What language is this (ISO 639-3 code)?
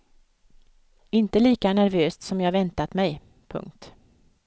swe